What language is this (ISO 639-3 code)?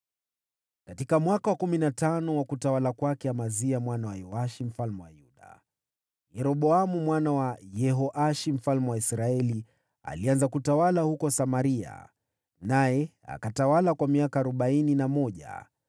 swa